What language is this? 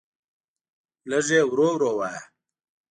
Pashto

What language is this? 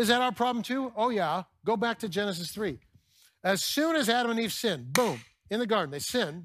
English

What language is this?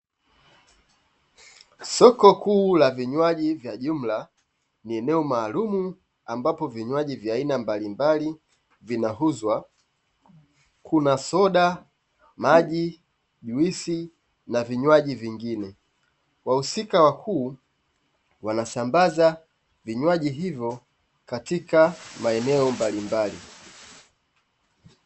Swahili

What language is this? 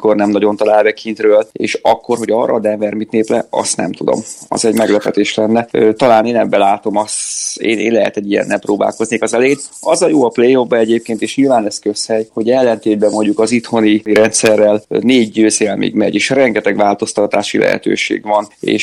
Hungarian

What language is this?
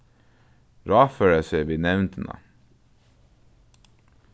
Faroese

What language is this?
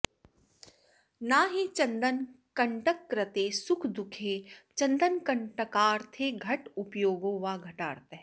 Sanskrit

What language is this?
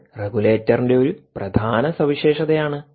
Malayalam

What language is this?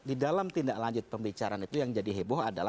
Indonesian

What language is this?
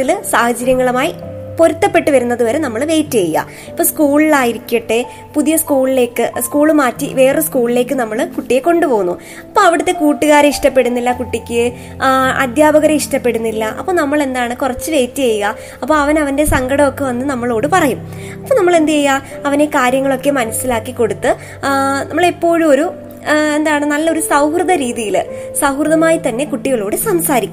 Malayalam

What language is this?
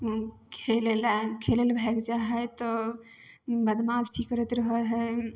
Maithili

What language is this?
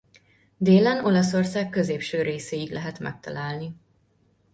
Hungarian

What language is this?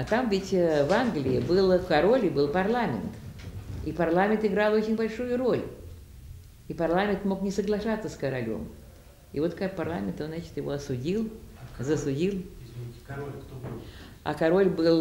Russian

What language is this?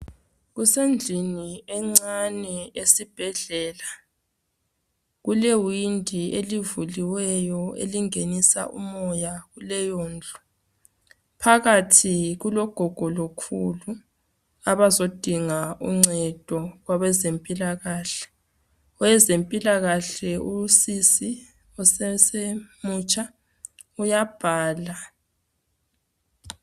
North Ndebele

